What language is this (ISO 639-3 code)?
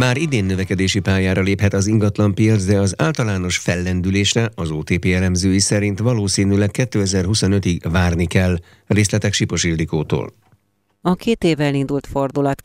hun